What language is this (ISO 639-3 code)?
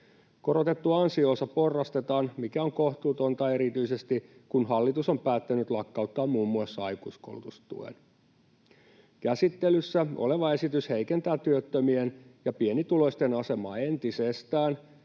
fin